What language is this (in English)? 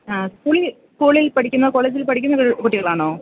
Malayalam